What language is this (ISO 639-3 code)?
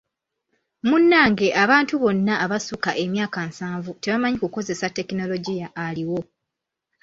lug